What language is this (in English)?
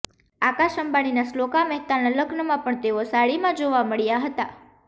Gujarati